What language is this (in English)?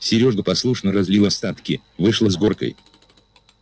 Russian